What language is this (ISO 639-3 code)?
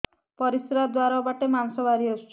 ori